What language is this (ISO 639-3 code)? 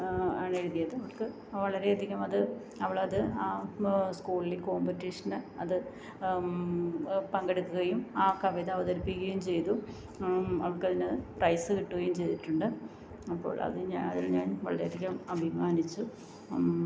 mal